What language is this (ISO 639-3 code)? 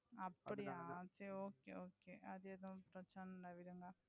tam